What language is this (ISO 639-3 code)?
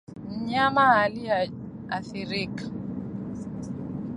swa